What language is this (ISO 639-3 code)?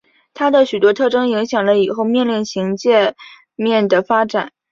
zho